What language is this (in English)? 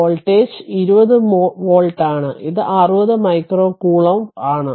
Malayalam